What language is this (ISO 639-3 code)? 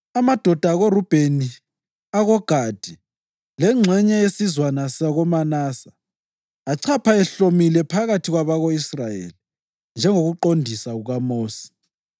nde